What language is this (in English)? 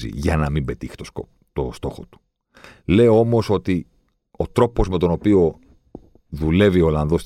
Greek